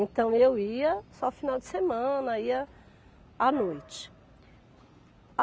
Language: Portuguese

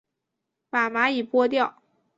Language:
Chinese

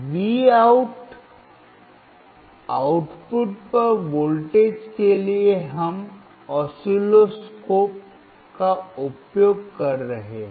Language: Hindi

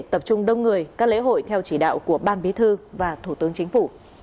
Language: Vietnamese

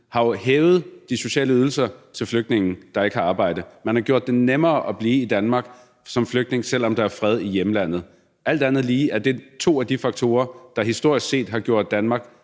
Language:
Danish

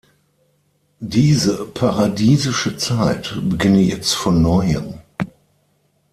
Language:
German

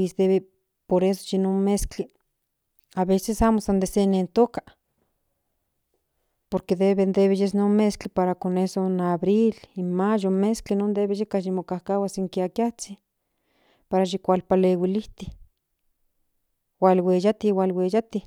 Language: Central Nahuatl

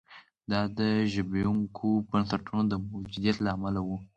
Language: Pashto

